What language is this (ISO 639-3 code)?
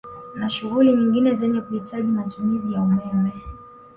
swa